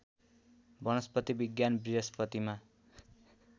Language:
Nepali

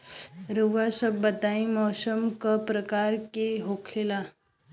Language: Bhojpuri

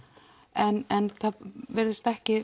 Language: Icelandic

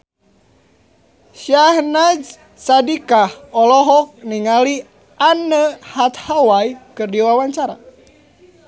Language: Sundanese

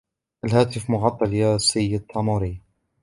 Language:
Arabic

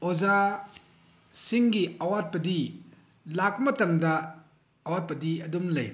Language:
Manipuri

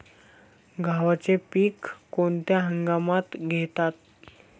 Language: Marathi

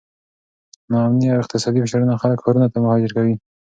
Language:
Pashto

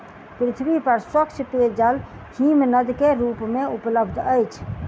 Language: Maithili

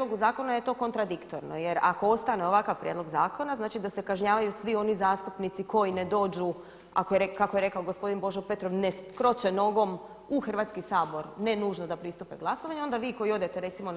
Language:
Croatian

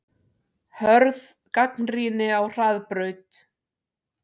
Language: Icelandic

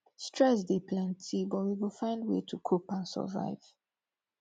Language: Nigerian Pidgin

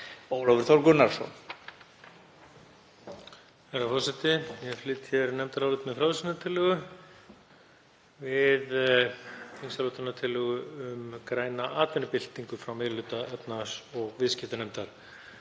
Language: Icelandic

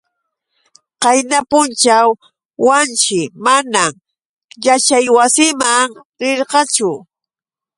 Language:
Yauyos Quechua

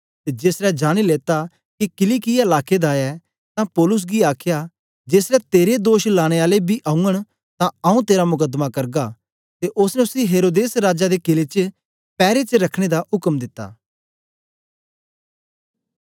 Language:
Dogri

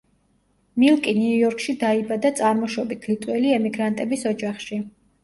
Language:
Georgian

